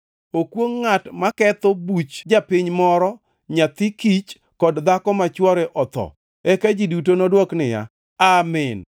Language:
Luo (Kenya and Tanzania)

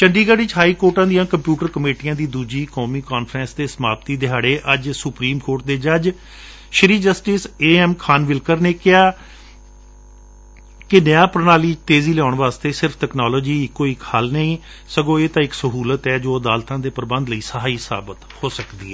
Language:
Punjabi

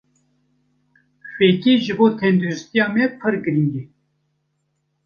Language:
Kurdish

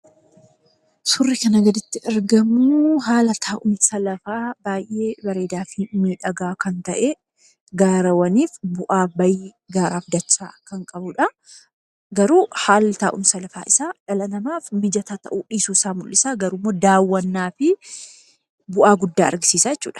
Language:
Oromo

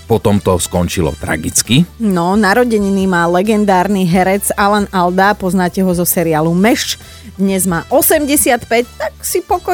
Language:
Slovak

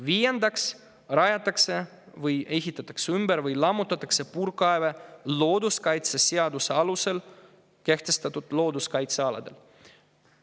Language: Estonian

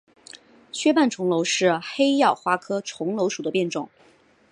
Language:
Chinese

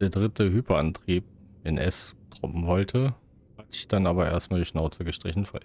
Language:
German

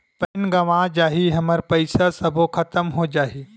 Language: Chhattisgarhi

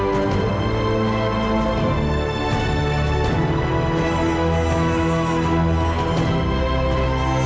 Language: Indonesian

